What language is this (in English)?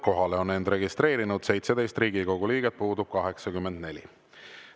Estonian